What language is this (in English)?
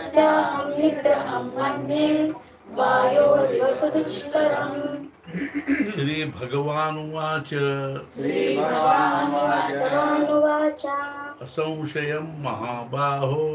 Kannada